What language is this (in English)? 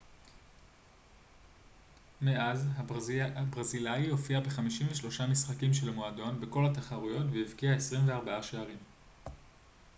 Hebrew